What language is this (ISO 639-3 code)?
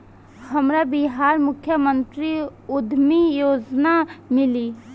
bho